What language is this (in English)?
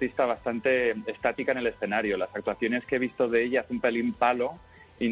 Spanish